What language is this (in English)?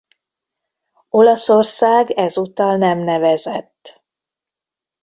Hungarian